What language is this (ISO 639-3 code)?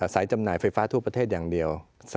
tha